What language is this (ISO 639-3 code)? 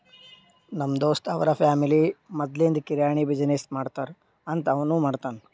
kan